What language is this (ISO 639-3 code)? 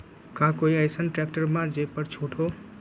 mag